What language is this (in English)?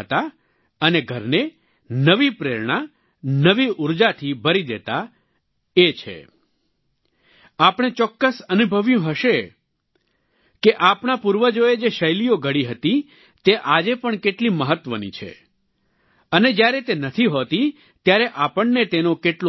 Gujarati